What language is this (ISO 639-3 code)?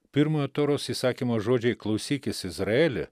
lit